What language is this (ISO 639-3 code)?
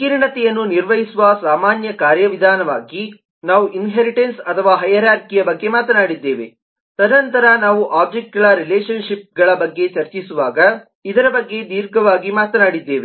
kan